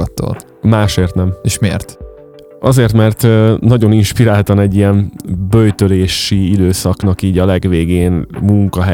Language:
Hungarian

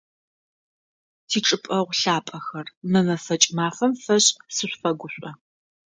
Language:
Adyghe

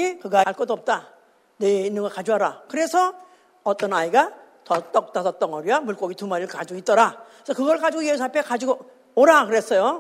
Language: Korean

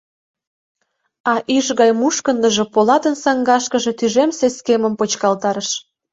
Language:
Mari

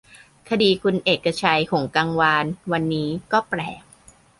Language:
Thai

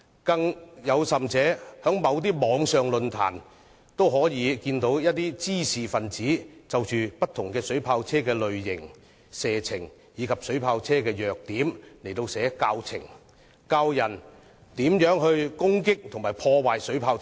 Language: Cantonese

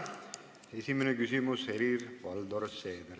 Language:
Estonian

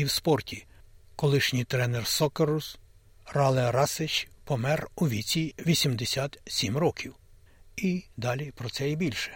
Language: Ukrainian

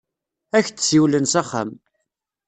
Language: Kabyle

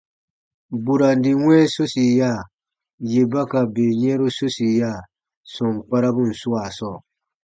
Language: Baatonum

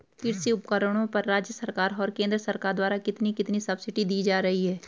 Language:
Hindi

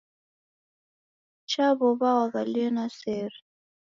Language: Taita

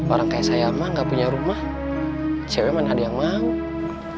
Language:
Indonesian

